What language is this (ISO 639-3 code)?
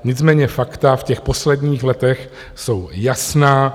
ces